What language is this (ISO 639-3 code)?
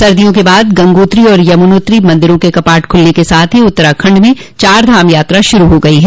hin